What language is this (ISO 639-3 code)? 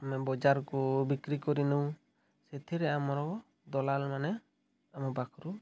ori